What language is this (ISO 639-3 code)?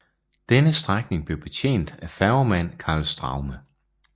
dan